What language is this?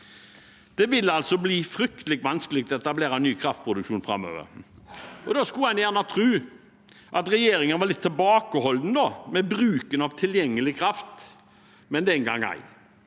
Norwegian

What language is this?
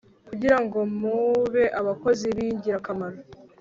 Kinyarwanda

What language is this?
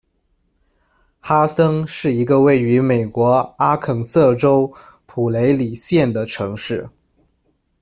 Chinese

